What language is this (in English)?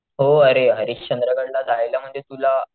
Marathi